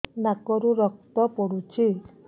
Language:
Odia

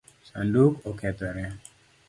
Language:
Luo (Kenya and Tanzania)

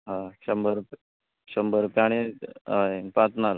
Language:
Konkani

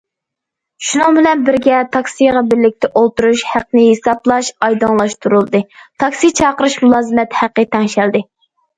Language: Uyghur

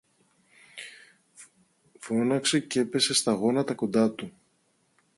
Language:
Greek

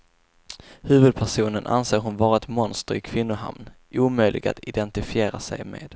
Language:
Swedish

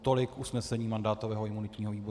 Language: Czech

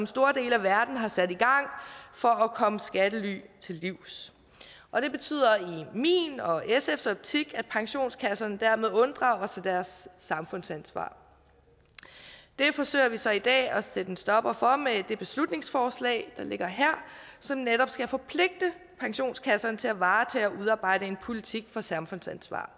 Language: Danish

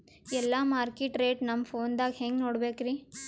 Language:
Kannada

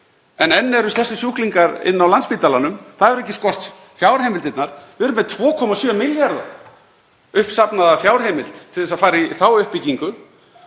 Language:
Icelandic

